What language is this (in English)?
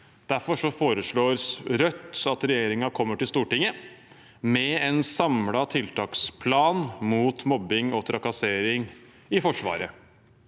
Norwegian